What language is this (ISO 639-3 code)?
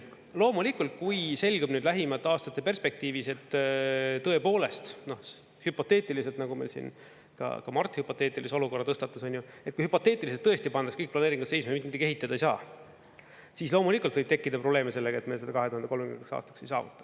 est